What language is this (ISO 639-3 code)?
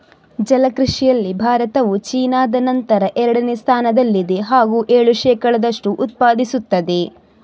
kan